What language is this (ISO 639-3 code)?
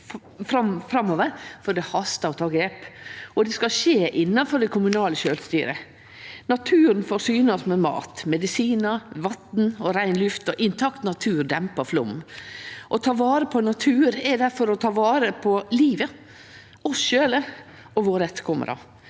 nor